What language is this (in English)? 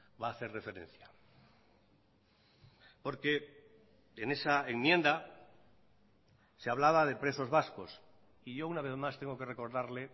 Spanish